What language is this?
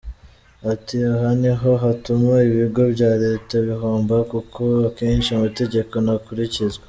Kinyarwanda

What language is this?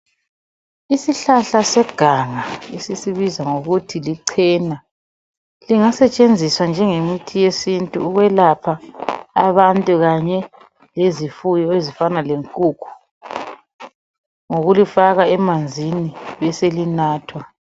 North Ndebele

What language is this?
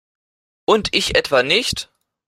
German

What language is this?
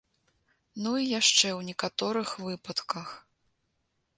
Belarusian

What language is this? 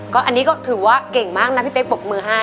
Thai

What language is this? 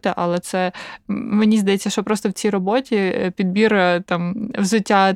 Ukrainian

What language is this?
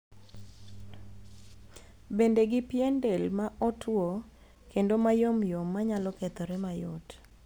Luo (Kenya and Tanzania)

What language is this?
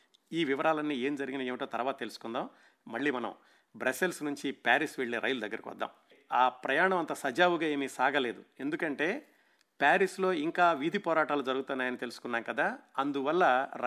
Telugu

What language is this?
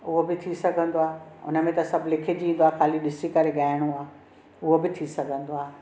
Sindhi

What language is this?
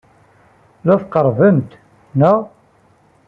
Kabyle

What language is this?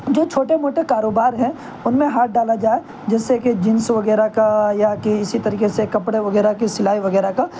Urdu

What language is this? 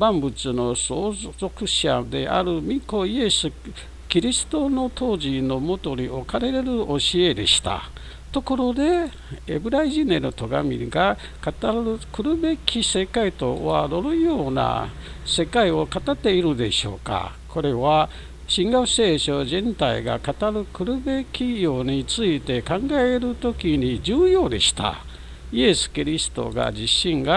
Japanese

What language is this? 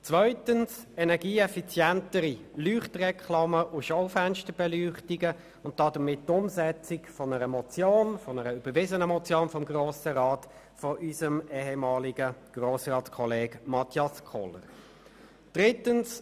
Swiss German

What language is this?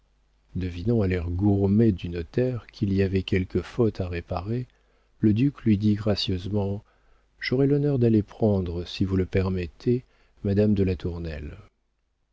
French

